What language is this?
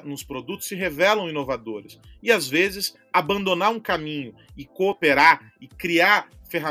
Portuguese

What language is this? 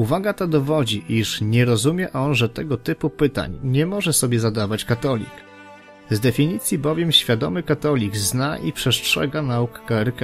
Polish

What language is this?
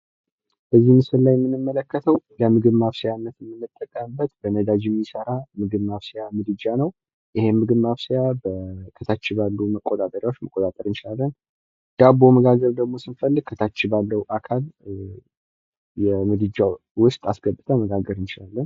Amharic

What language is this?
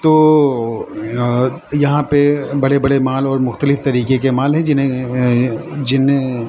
Urdu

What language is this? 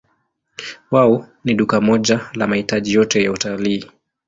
Swahili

